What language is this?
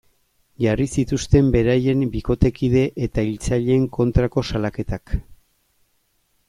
Basque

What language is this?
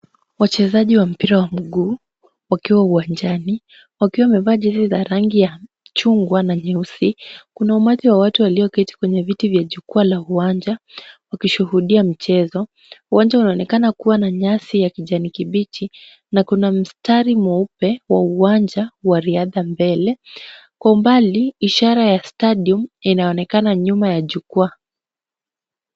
Swahili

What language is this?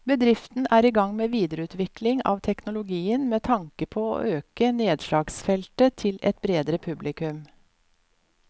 Norwegian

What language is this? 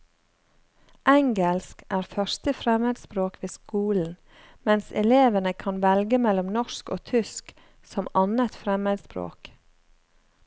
Norwegian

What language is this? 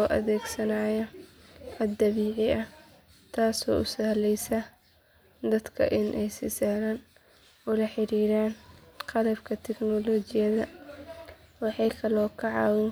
Somali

